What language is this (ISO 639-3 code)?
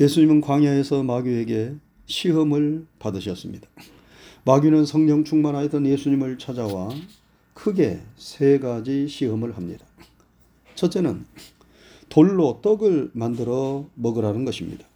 kor